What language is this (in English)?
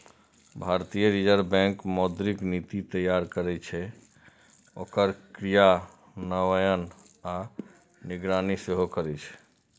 Maithili